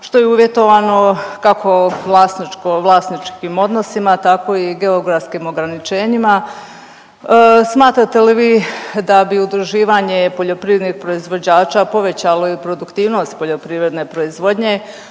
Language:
Croatian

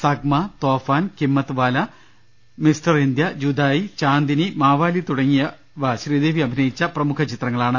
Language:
Malayalam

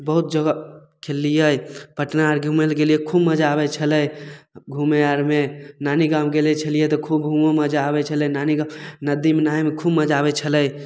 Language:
Maithili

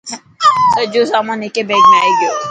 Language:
Dhatki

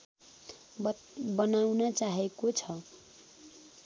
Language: Nepali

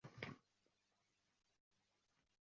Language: Uzbek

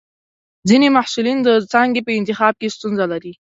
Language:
Pashto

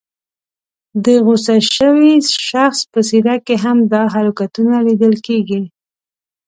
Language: Pashto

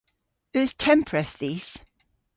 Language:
Cornish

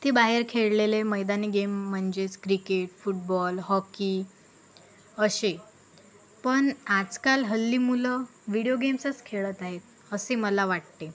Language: Marathi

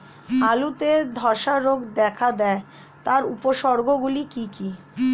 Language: Bangla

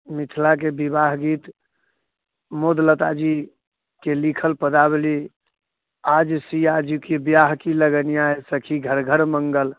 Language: Maithili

